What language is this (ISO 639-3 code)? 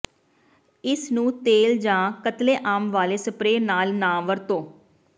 pan